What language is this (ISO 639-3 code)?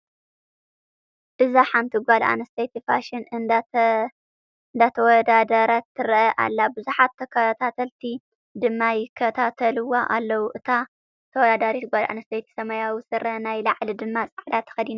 tir